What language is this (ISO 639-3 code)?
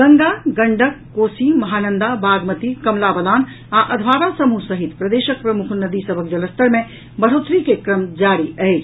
mai